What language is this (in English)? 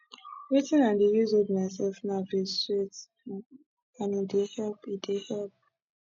Nigerian Pidgin